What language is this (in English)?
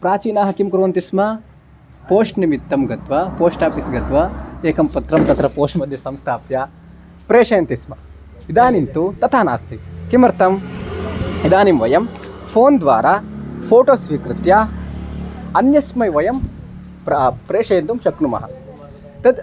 Sanskrit